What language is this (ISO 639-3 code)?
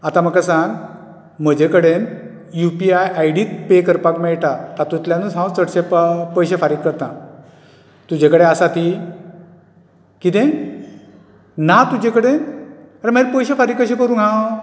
kok